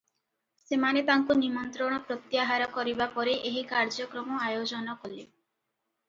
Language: Odia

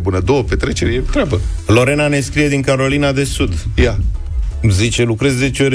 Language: Romanian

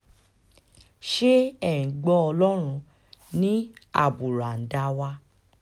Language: Yoruba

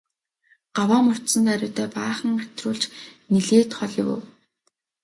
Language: Mongolian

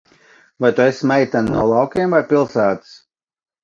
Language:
Latvian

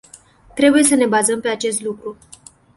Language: Romanian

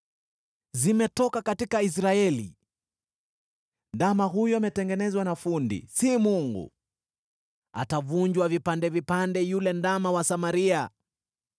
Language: Swahili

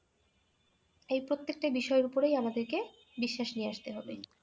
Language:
Bangla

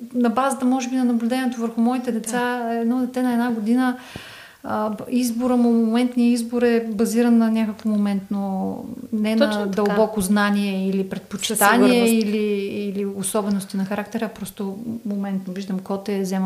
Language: Bulgarian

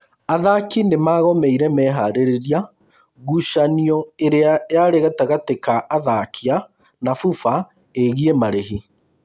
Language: Kikuyu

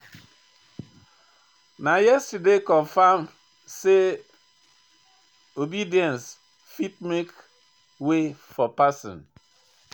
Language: Nigerian Pidgin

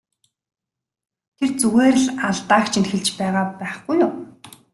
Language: Mongolian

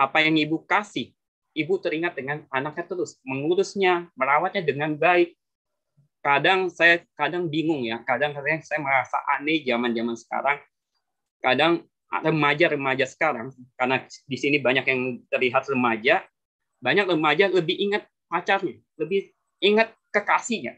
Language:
Indonesian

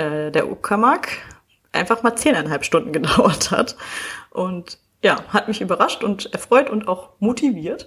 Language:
German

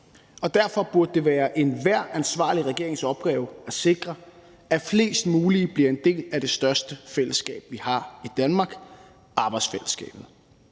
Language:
Danish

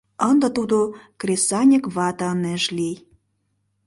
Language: Mari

